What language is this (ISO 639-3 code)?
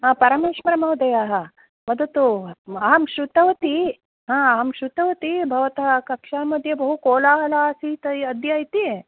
san